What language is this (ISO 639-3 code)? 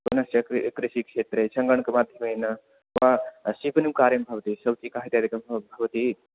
san